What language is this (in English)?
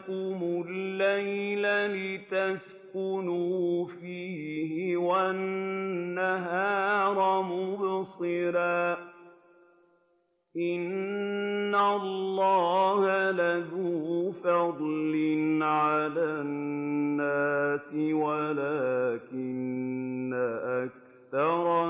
Arabic